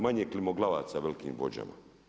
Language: Croatian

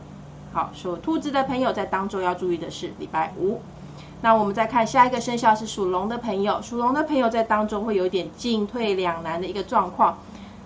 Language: Chinese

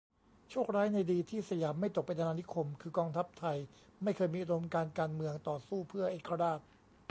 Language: Thai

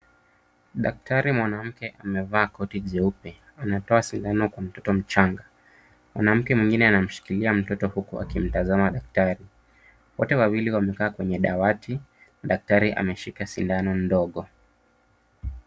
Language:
Swahili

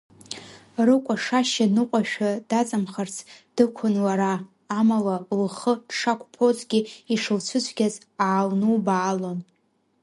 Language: Abkhazian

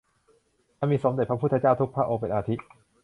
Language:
Thai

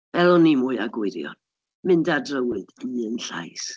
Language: Welsh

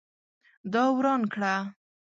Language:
Pashto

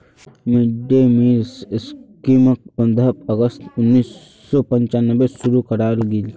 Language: Magahi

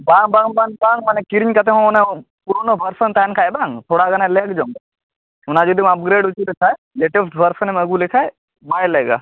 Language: Santali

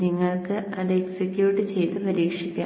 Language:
Malayalam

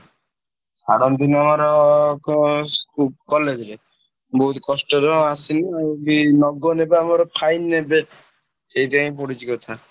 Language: Odia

